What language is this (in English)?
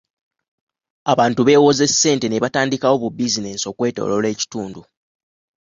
Ganda